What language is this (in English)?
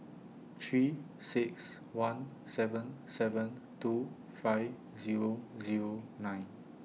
English